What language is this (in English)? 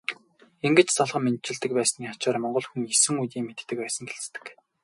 Mongolian